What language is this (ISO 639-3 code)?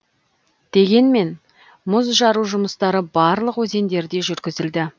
kaz